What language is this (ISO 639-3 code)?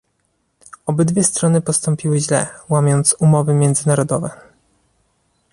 pol